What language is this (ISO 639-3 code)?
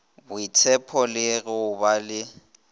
nso